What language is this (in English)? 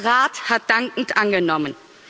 German